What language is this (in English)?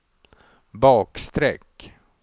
Swedish